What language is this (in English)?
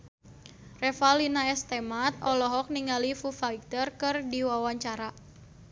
Sundanese